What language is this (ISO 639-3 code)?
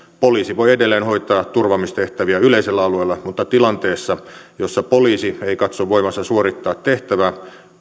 fin